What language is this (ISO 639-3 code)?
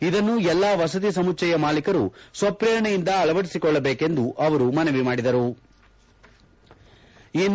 kan